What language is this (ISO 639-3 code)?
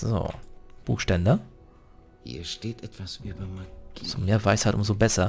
deu